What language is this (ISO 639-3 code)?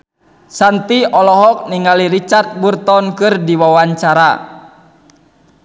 sun